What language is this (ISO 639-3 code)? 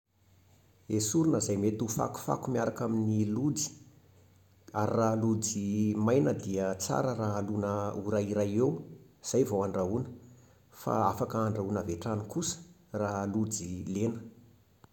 mlg